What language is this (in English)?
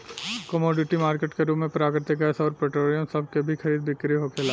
Bhojpuri